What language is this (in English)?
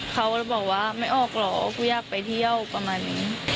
Thai